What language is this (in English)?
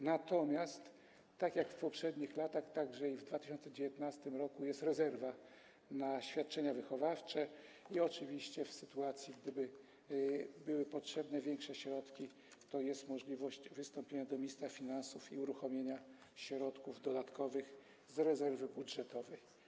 Polish